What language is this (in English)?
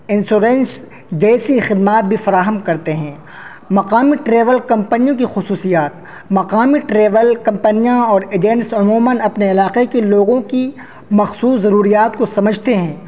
Urdu